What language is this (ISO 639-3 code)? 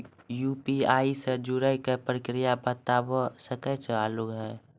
mai